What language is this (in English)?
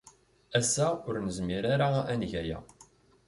Kabyle